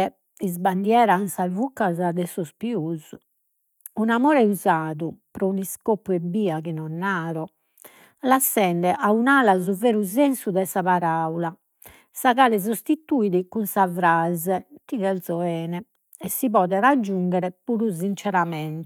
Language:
Sardinian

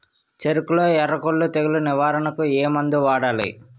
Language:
Telugu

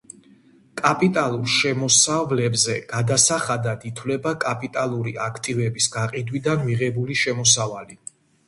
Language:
Georgian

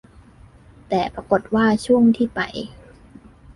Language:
Thai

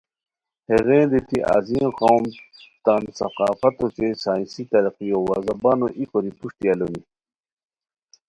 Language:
Khowar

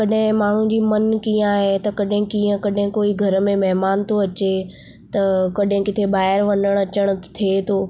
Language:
Sindhi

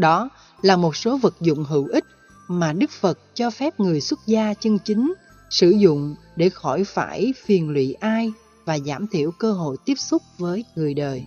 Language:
Vietnamese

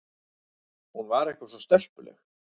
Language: Icelandic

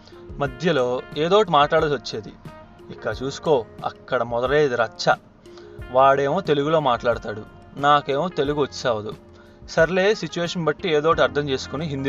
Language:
Telugu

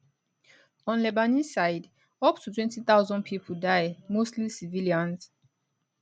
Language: Nigerian Pidgin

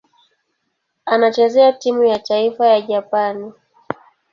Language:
Swahili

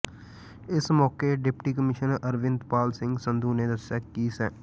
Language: Punjabi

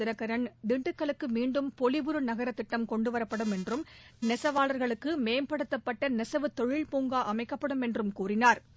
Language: Tamil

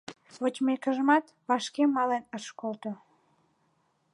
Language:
Mari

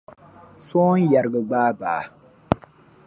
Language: Dagbani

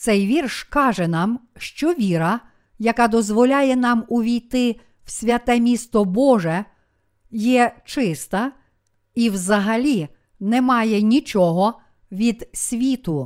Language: Ukrainian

